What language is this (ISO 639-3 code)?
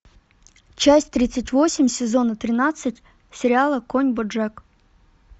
rus